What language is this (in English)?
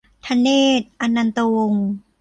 Thai